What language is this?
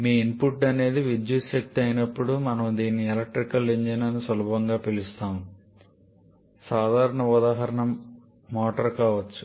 Telugu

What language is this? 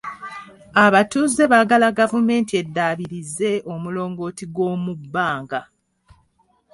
Ganda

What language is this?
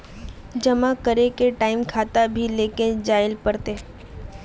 Magahi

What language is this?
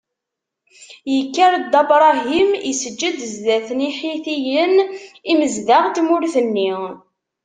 Kabyle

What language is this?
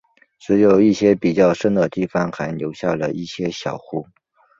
Chinese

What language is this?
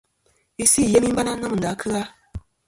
Kom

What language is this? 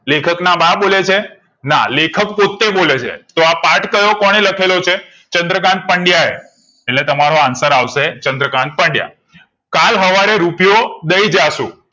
Gujarati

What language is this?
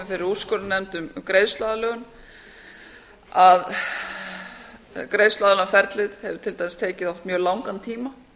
Icelandic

